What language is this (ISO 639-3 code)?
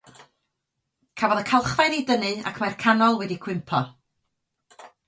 cym